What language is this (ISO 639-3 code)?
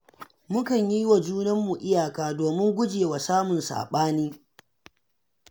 hau